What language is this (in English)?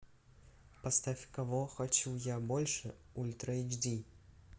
Russian